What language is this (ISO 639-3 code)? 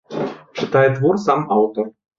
bel